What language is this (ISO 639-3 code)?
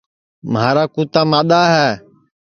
ssi